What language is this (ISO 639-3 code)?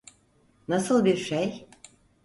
tur